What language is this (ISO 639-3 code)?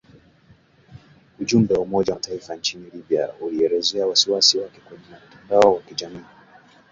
swa